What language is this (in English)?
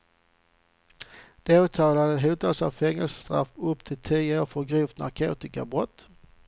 Swedish